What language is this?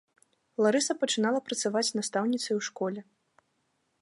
Belarusian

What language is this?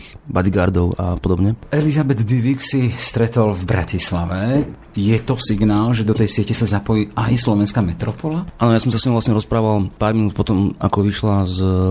Slovak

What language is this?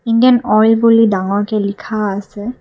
Assamese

